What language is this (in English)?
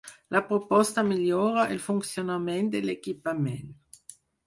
Catalan